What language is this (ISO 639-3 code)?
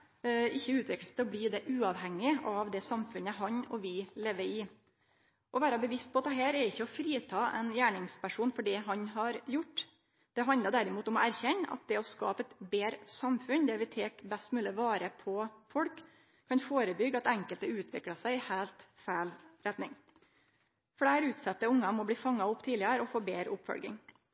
nno